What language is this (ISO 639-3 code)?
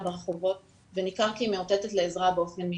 heb